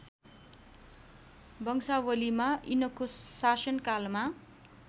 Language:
Nepali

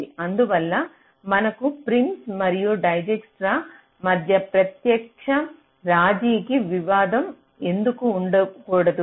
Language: Telugu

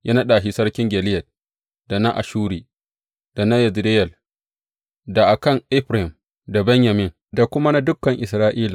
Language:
Hausa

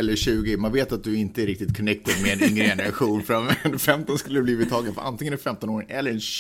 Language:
Swedish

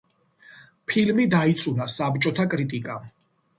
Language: Georgian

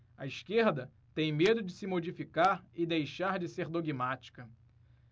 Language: Portuguese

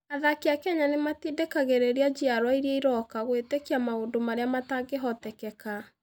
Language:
Kikuyu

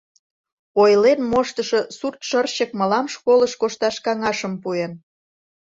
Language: Mari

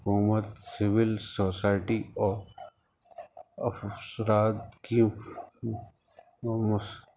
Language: Urdu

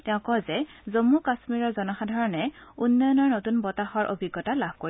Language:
Assamese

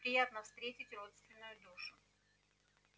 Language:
Russian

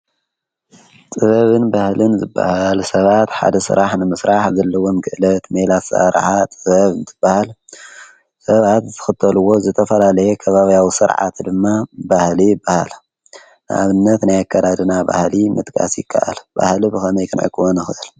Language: Tigrinya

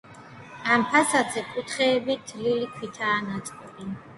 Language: Georgian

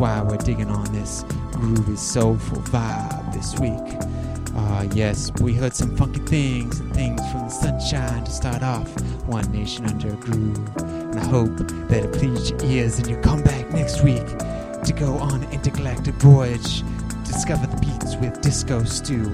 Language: English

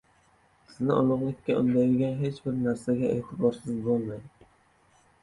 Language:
Uzbek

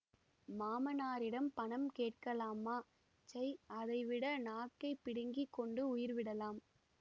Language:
Tamil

